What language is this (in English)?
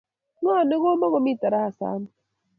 Kalenjin